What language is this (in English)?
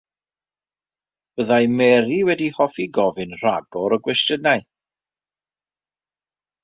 Welsh